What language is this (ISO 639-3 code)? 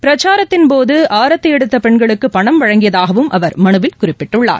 tam